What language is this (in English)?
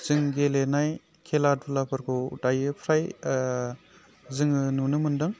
Bodo